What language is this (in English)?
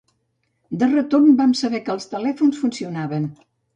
Catalan